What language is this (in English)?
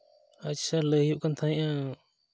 Santali